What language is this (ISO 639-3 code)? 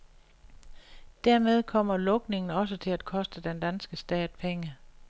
dan